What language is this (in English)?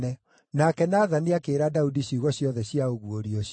Kikuyu